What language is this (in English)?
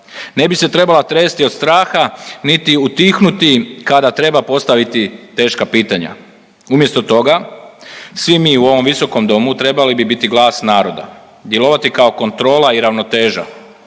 Croatian